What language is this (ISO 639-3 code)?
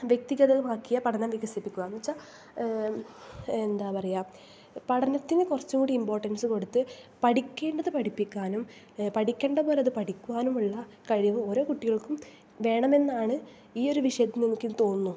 mal